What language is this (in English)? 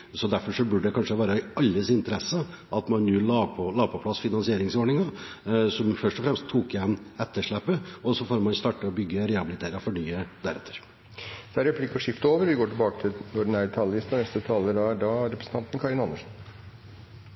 Norwegian Bokmål